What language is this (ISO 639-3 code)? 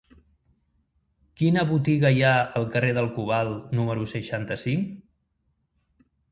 cat